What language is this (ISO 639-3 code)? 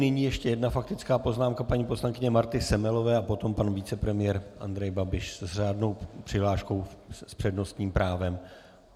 ces